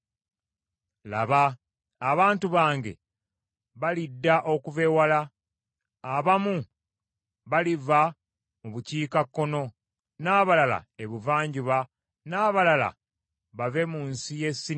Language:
Ganda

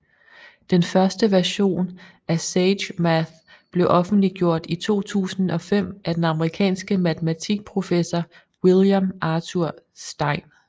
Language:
Danish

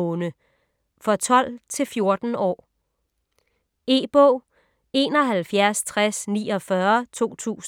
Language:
Danish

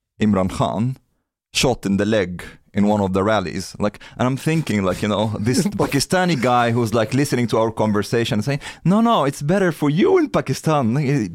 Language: Swedish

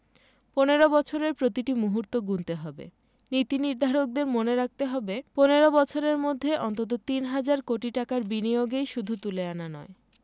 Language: Bangla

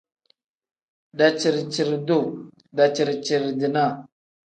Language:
Tem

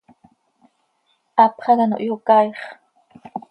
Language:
Seri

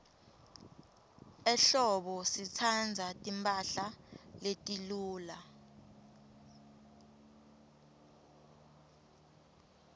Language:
Swati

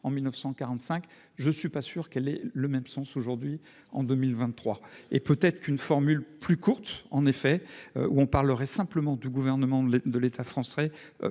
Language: French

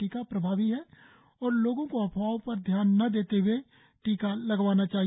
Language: Hindi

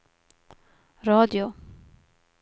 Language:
Swedish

